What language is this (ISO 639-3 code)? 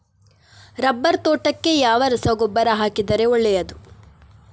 kan